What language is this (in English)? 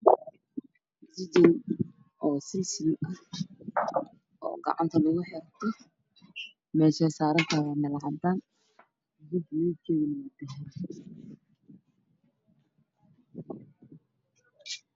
Somali